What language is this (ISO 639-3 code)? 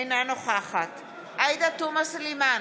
heb